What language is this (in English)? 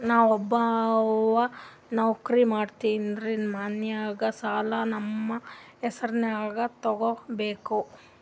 Kannada